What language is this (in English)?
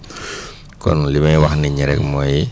Wolof